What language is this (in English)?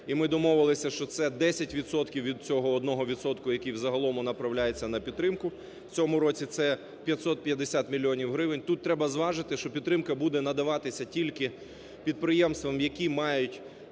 Ukrainian